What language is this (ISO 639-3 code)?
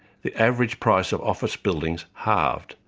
eng